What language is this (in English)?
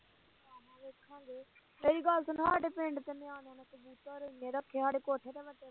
Punjabi